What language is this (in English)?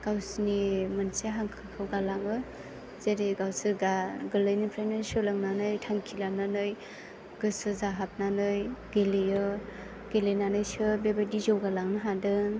Bodo